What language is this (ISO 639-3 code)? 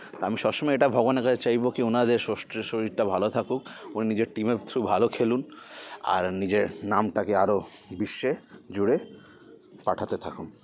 ben